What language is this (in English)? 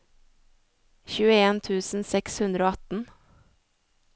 Norwegian